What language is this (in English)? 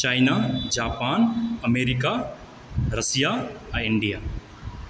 Maithili